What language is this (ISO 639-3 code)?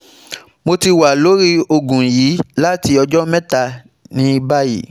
yor